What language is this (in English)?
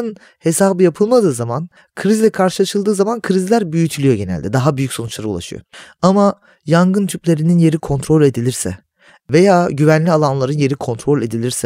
Turkish